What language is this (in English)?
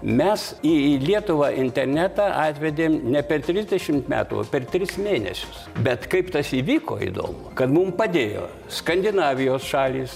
Lithuanian